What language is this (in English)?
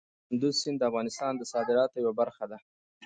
Pashto